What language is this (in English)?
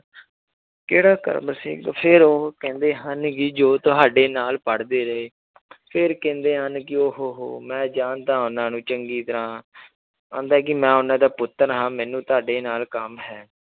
Punjabi